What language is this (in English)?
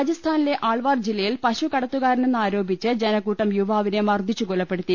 Malayalam